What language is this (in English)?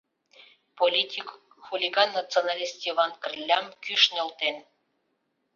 Mari